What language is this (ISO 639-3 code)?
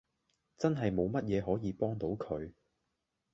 yue